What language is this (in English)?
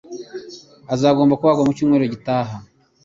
Kinyarwanda